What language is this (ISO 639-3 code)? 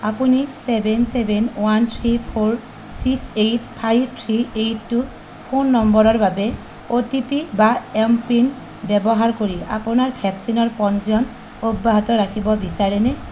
asm